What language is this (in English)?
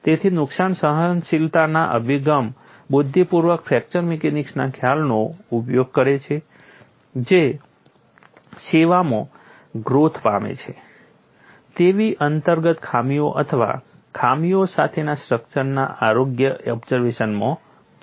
Gujarati